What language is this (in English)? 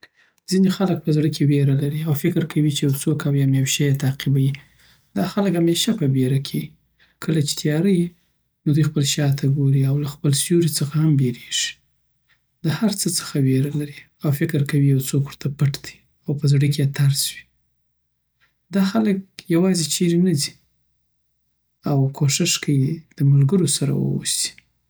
Southern Pashto